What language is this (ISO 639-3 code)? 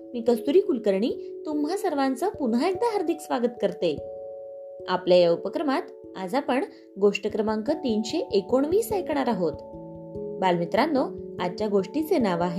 mar